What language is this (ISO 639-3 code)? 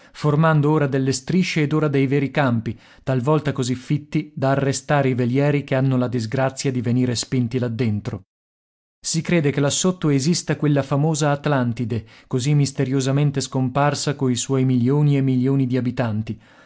ita